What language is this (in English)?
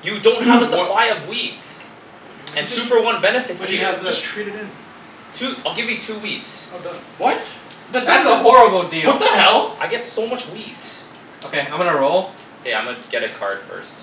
English